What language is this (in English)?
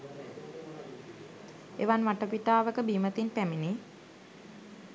Sinhala